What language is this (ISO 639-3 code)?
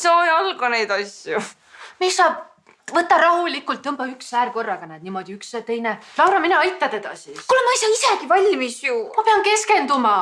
ita